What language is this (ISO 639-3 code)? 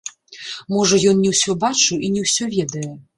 bel